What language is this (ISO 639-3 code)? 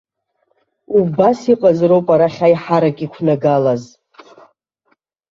abk